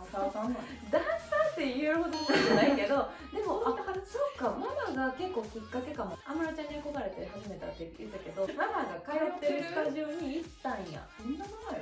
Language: Japanese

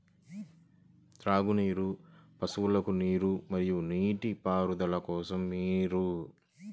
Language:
Telugu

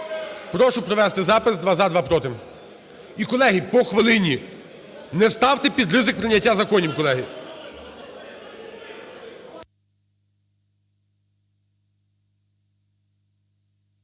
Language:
Ukrainian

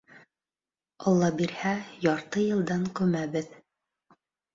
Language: Bashkir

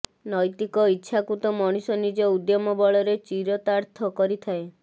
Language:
Odia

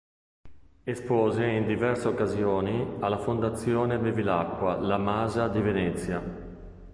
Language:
Italian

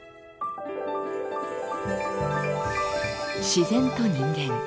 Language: Japanese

